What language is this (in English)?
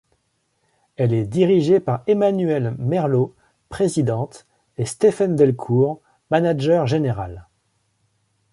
French